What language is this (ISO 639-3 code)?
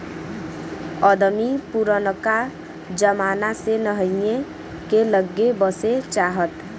bho